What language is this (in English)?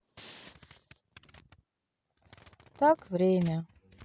Russian